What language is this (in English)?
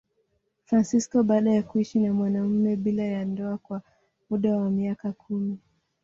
Swahili